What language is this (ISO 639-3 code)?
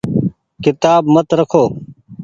gig